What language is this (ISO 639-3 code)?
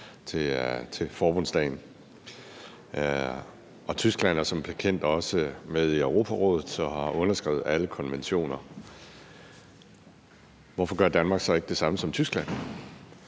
dan